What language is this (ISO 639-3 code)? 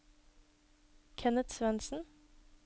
nor